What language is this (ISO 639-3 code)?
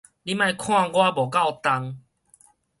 nan